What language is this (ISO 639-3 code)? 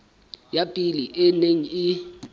sot